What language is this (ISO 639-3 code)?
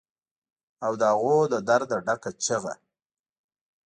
pus